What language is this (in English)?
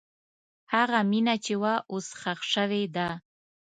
Pashto